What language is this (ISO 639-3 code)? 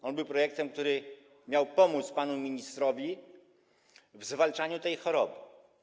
pol